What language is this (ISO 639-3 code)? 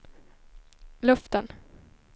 swe